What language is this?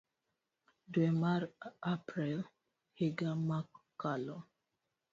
Luo (Kenya and Tanzania)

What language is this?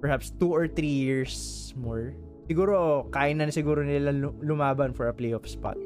Filipino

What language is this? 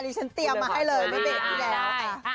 Thai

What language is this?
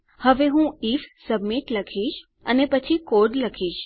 Gujarati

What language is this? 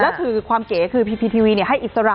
Thai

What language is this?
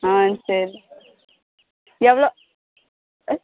Tamil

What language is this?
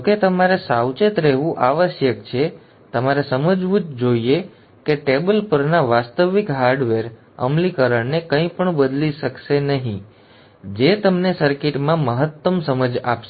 Gujarati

